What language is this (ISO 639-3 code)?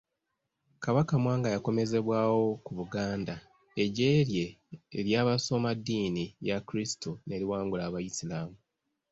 lug